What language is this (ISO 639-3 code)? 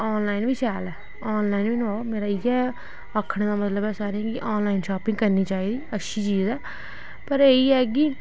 doi